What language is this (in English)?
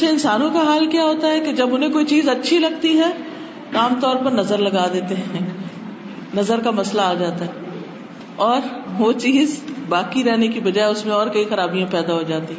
Urdu